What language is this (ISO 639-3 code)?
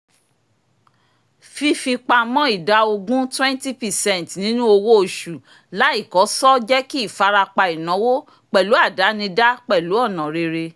yor